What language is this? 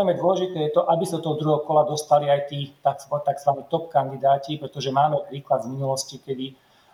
Slovak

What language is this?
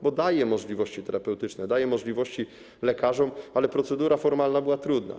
Polish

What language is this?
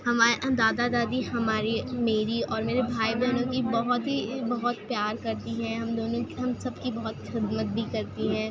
Urdu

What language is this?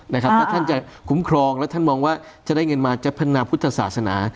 Thai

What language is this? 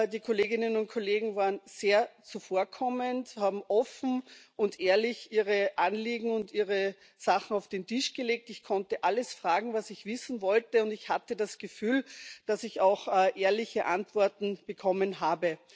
German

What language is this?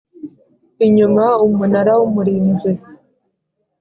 Kinyarwanda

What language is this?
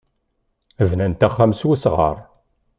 Kabyle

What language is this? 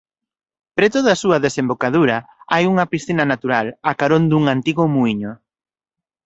Galician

